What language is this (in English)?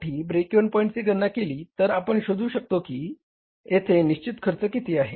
Marathi